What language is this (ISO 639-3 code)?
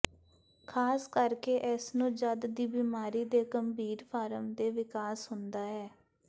pan